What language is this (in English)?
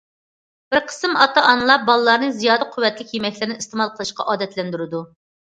Uyghur